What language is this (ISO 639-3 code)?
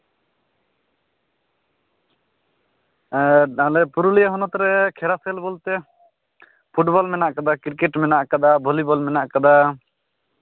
sat